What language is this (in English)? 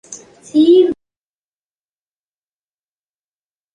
Tamil